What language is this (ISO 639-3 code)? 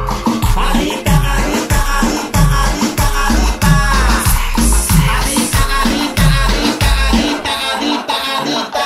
spa